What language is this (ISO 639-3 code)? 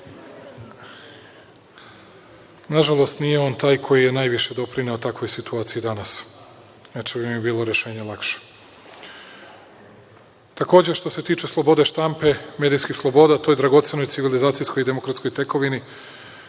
srp